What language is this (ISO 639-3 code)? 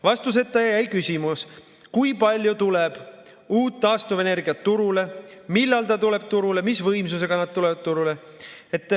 est